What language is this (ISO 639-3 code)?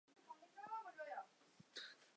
zho